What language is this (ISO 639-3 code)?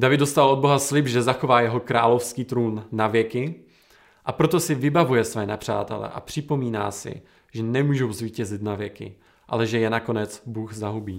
ces